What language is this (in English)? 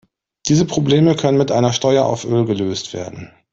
German